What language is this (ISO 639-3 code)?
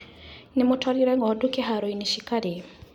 kik